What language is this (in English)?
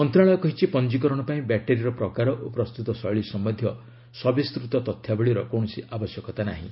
Odia